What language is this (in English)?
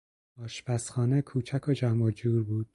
Persian